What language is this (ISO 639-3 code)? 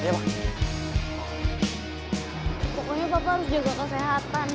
ind